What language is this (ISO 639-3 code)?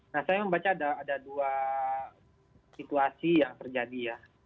ind